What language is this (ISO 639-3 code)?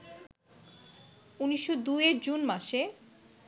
ben